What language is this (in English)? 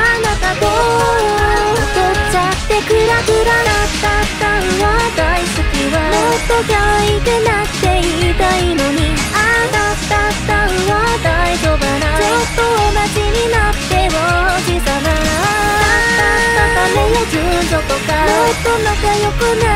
Japanese